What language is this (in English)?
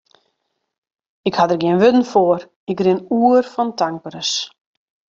Western Frisian